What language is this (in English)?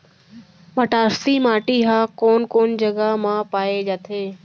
Chhattisgarhi